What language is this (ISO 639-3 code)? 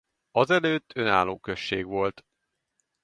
hun